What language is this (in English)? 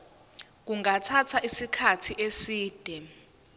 Zulu